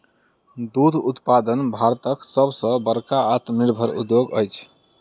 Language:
Maithili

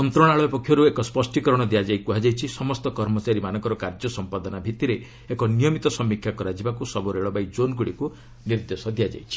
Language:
Odia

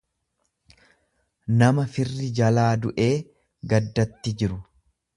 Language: Oromo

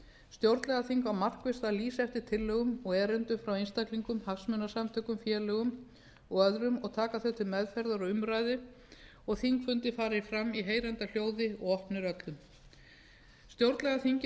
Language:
Icelandic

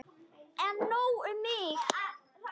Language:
Icelandic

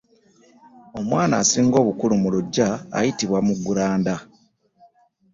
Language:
Ganda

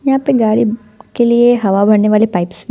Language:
Hindi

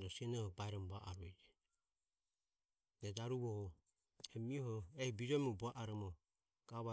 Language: Ömie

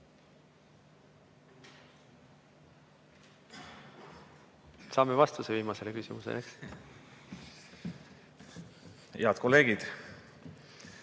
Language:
Estonian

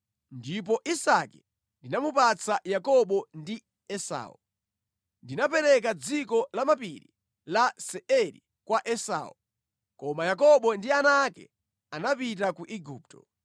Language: Nyanja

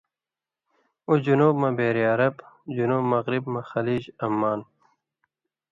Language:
Indus Kohistani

